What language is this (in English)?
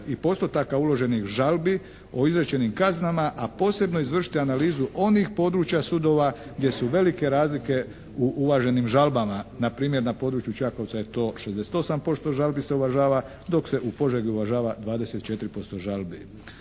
Croatian